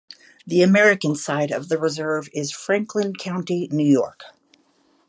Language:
English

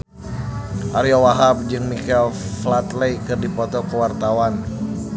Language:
Sundanese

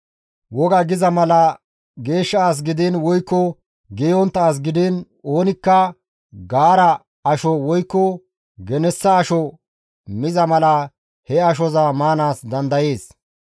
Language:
Gamo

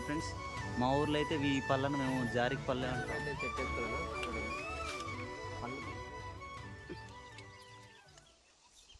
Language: Telugu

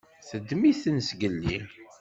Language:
Kabyle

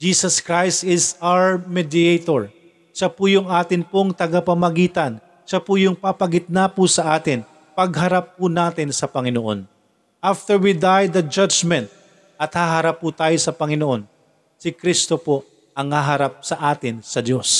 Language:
Filipino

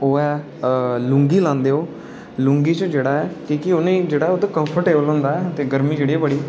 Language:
Dogri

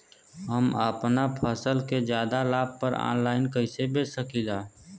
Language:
Bhojpuri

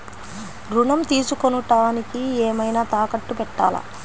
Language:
Telugu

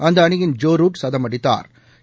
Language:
Tamil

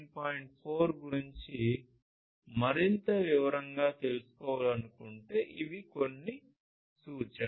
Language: Telugu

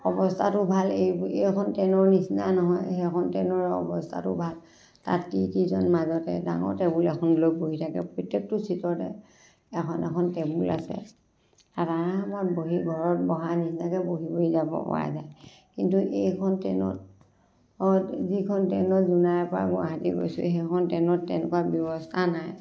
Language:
Assamese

